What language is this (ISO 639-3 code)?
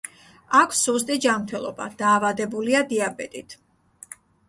kat